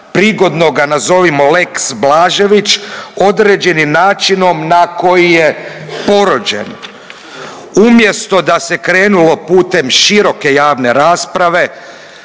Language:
Croatian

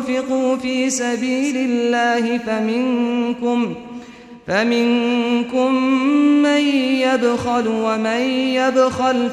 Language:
Arabic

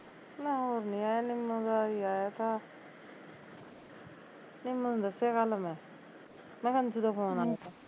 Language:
Punjabi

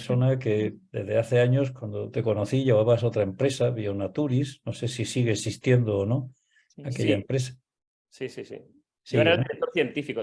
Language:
Spanish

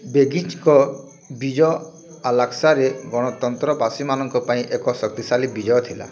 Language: Odia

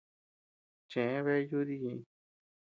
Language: Tepeuxila Cuicatec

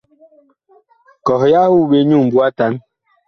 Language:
Bakoko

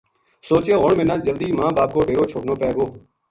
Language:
Gujari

